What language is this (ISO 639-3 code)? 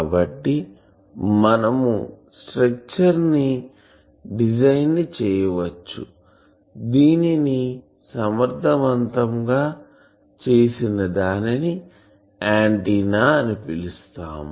tel